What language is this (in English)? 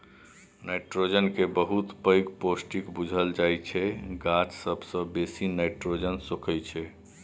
Maithili